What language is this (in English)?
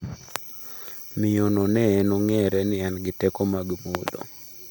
Luo (Kenya and Tanzania)